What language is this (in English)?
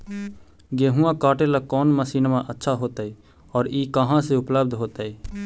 Magahi